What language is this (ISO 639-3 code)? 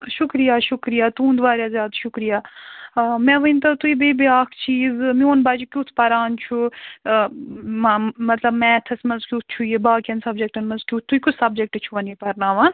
kas